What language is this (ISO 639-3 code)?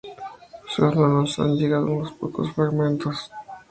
spa